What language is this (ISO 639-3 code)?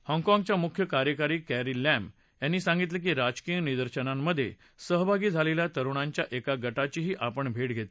mar